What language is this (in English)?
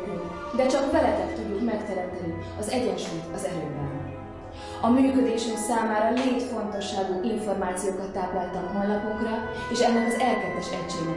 Hungarian